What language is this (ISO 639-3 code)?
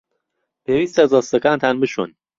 ckb